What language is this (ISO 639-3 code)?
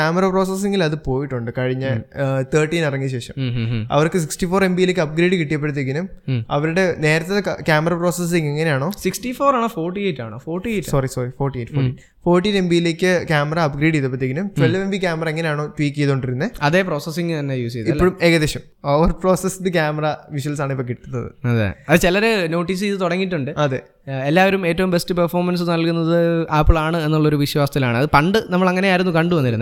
mal